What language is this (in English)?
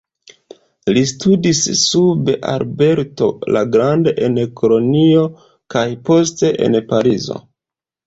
Esperanto